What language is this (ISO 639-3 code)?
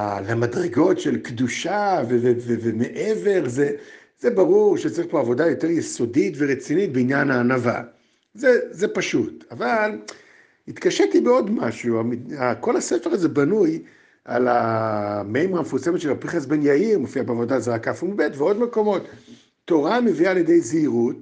heb